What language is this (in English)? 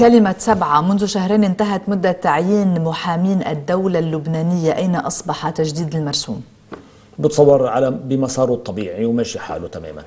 Arabic